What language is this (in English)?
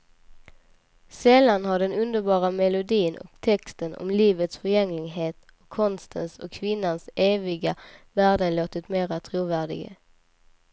Swedish